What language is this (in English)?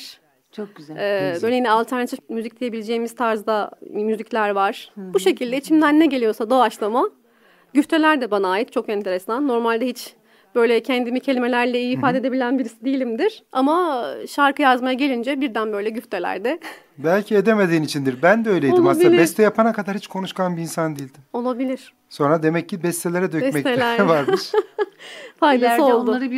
Turkish